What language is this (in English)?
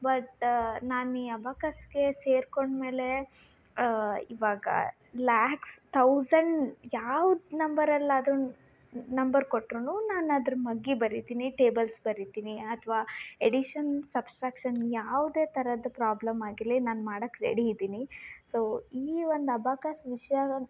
Kannada